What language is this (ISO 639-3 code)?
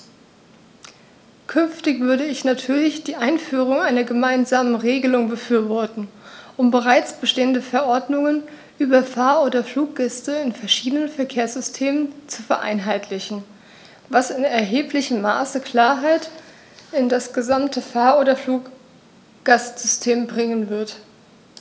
deu